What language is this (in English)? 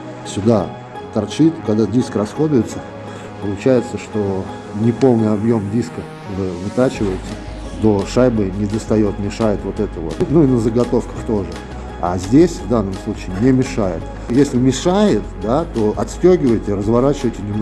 Russian